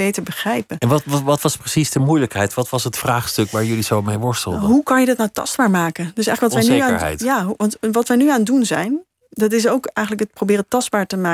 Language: Dutch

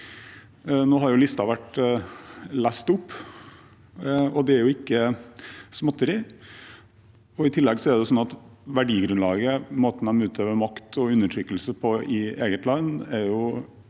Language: Norwegian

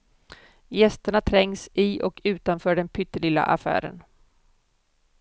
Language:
Swedish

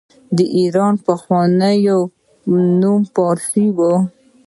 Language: Pashto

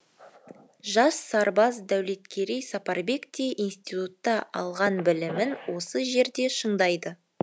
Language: Kazakh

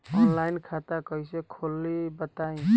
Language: Bhojpuri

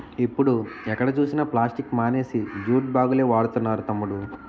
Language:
Telugu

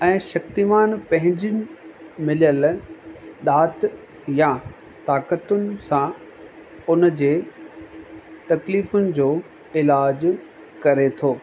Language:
Sindhi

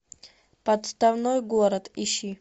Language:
Russian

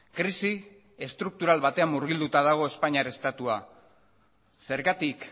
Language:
Basque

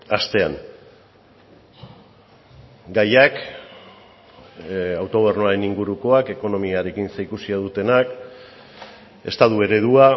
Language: Basque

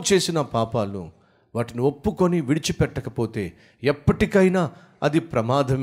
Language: Telugu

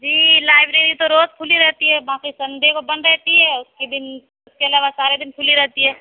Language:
Urdu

